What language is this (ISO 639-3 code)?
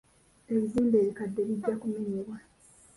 lug